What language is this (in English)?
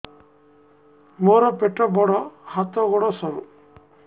Odia